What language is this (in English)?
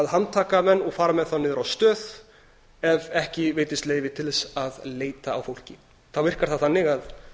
Icelandic